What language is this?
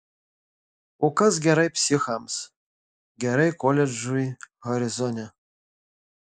Lithuanian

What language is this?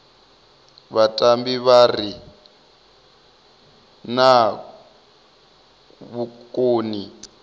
Venda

